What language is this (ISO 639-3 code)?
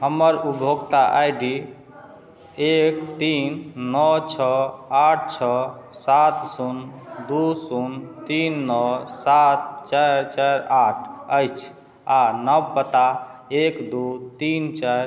mai